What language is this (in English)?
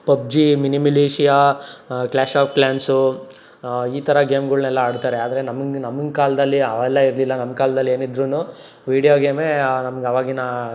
Kannada